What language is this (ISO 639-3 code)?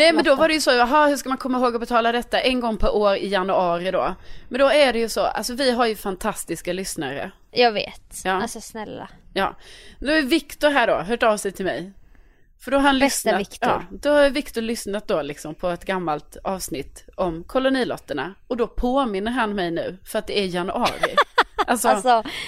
swe